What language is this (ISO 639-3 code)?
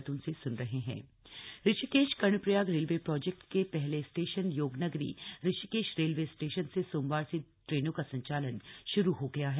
hin